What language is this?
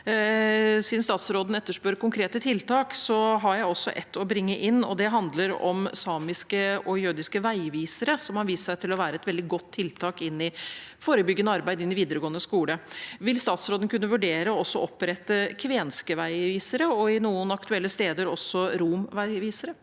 Norwegian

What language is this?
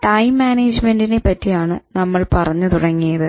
Malayalam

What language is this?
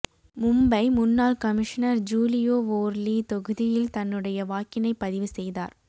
Tamil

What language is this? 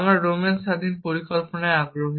Bangla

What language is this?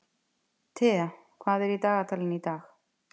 Icelandic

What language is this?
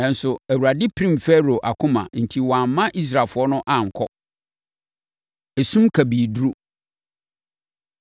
Akan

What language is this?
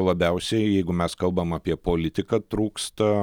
Lithuanian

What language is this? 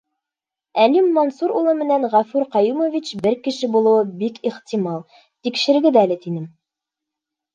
Bashkir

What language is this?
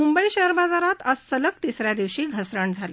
Marathi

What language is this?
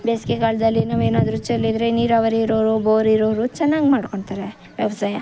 Kannada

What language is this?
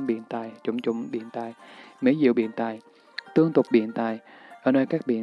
Vietnamese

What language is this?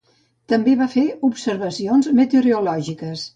Catalan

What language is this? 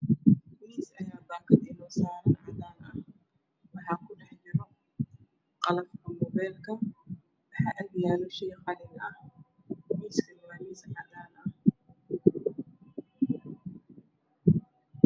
Somali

